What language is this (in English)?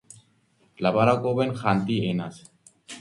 Georgian